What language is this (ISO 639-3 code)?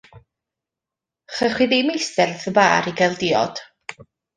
cym